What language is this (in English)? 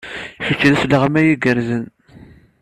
Kabyle